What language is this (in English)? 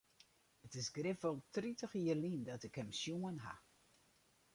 Western Frisian